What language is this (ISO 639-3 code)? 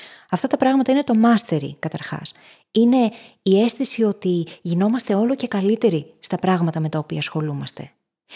ell